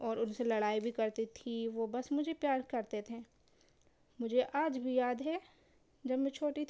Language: Urdu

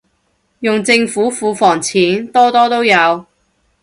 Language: Cantonese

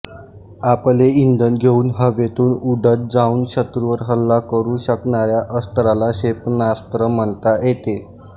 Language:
Marathi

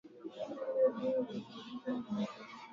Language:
Swahili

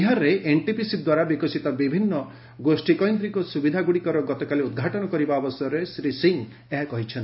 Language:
Odia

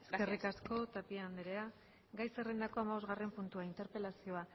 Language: Basque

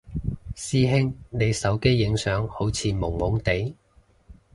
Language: Cantonese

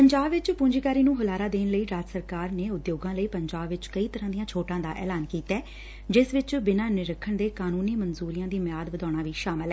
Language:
Punjabi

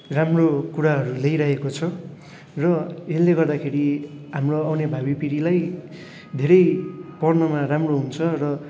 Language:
Nepali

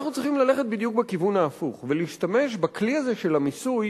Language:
Hebrew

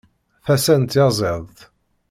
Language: Kabyle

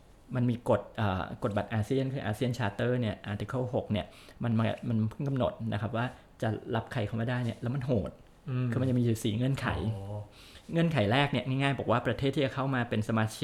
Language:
Thai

